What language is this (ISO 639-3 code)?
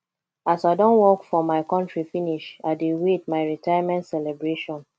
pcm